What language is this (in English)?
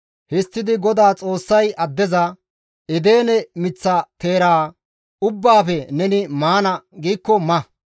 Gamo